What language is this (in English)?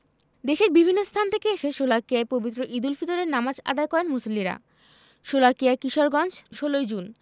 Bangla